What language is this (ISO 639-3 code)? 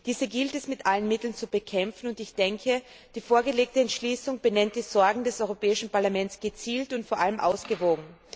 deu